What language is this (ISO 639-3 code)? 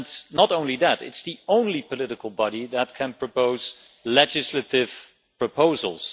eng